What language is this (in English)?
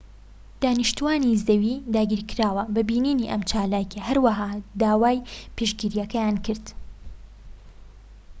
Central Kurdish